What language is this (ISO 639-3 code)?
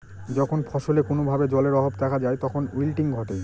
ben